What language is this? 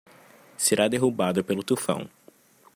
Portuguese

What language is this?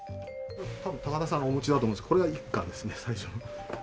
Japanese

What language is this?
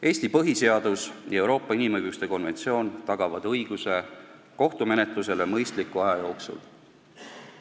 Estonian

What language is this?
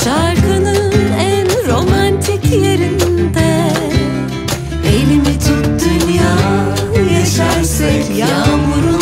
Turkish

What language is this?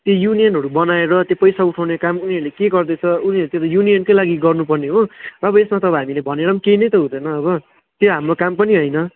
Nepali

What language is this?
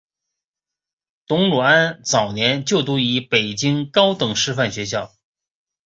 Chinese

